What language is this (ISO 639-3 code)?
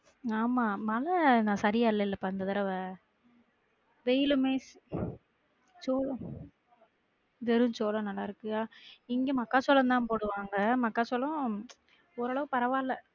tam